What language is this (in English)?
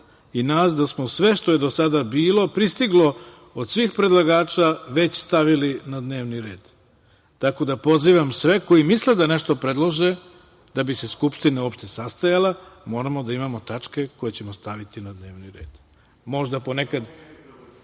Serbian